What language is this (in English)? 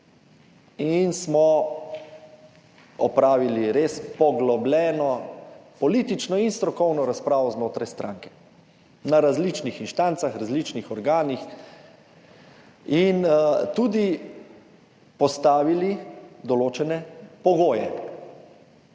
Slovenian